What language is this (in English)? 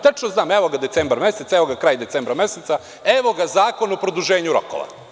Serbian